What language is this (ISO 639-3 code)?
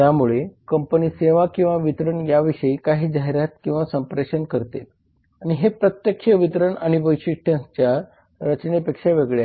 mar